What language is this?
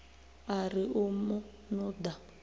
Venda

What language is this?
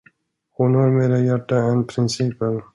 Swedish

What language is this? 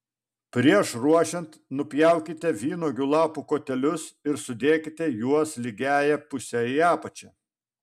Lithuanian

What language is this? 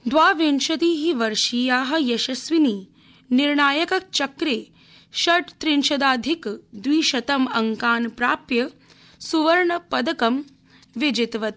Sanskrit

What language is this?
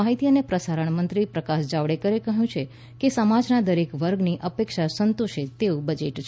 Gujarati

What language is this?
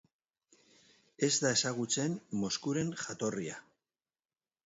Basque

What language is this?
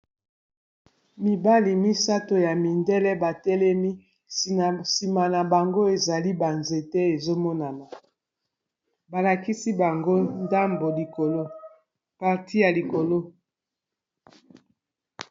Lingala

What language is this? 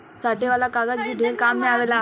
Bhojpuri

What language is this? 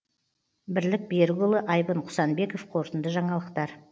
Kazakh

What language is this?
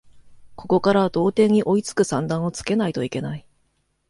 Japanese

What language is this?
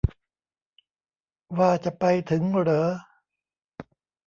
Thai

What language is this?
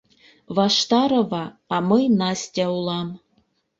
Mari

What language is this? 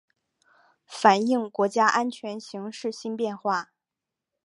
Chinese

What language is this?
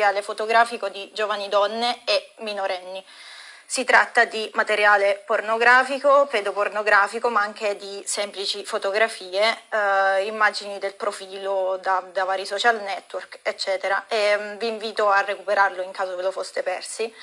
Italian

